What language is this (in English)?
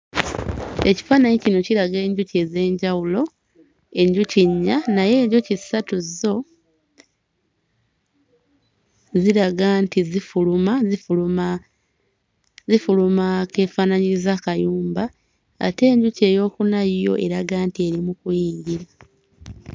Ganda